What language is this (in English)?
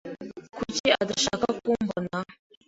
Kinyarwanda